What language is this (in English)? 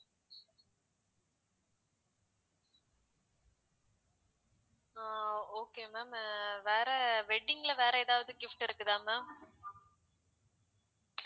Tamil